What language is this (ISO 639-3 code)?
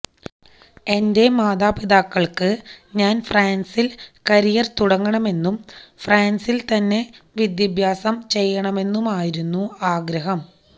mal